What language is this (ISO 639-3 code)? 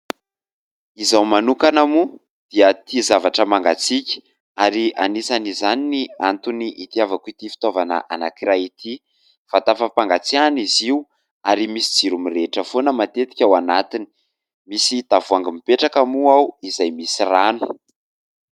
mlg